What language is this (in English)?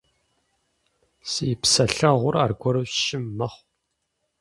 Kabardian